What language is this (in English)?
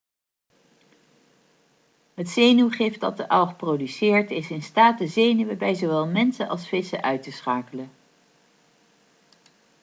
Dutch